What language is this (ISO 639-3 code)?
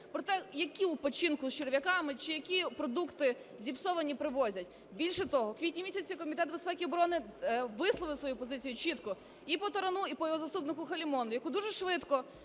ukr